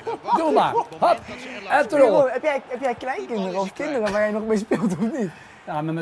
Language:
Dutch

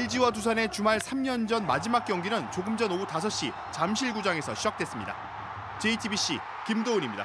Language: Korean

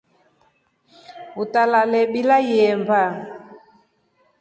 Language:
Rombo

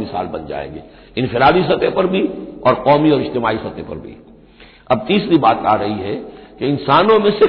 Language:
Hindi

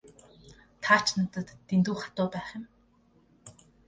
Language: Mongolian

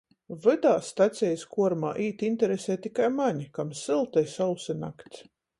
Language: Latgalian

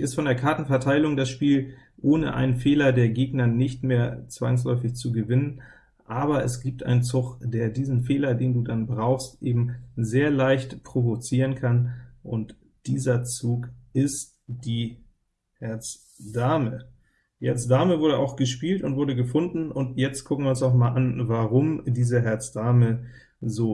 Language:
German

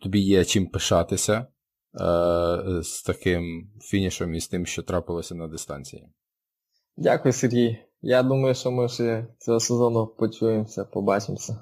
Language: Ukrainian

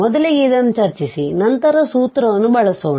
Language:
Kannada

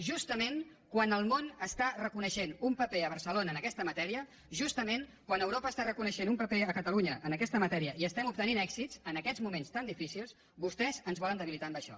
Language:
Catalan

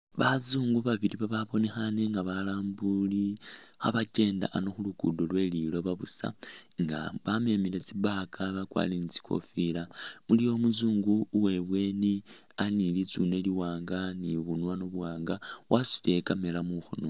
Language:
Masaaba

